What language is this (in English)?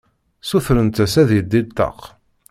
Kabyle